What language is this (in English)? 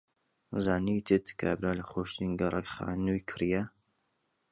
Central Kurdish